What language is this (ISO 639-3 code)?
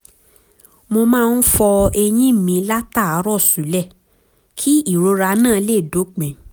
yor